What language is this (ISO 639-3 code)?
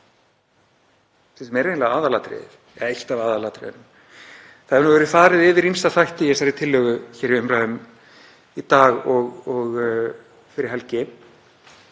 isl